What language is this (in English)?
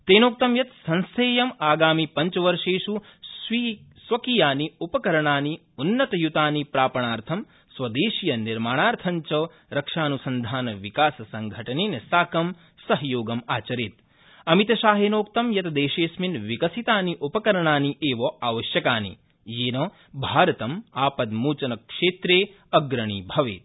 Sanskrit